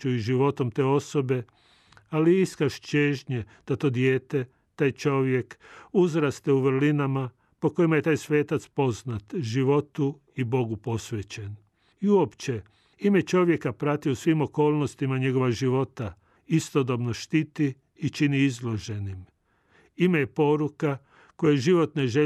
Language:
Croatian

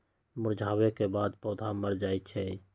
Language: Magahi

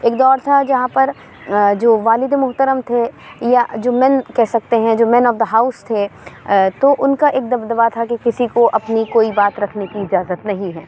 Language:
Urdu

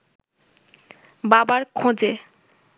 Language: Bangla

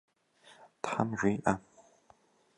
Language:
Kabardian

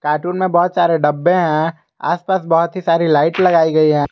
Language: Hindi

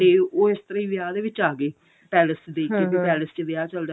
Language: Punjabi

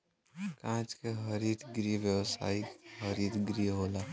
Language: Bhojpuri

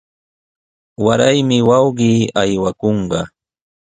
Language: Sihuas Ancash Quechua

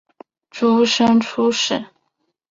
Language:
Chinese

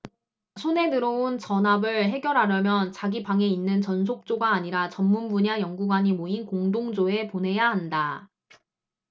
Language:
Korean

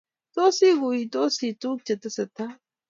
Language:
Kalenjin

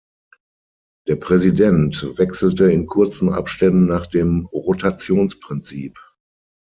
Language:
German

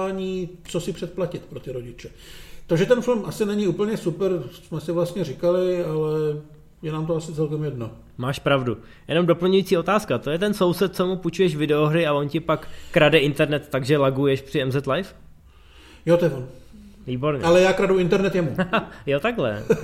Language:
Czech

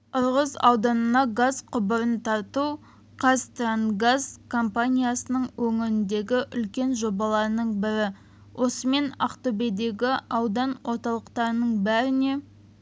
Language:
Kazakh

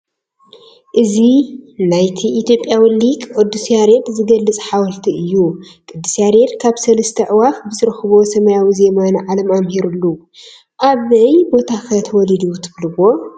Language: Tigrinya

